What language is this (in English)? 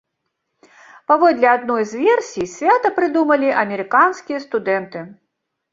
Belarusian